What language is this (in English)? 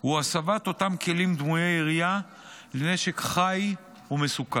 Hebrew